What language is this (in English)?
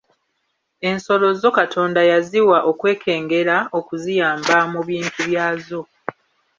Ganda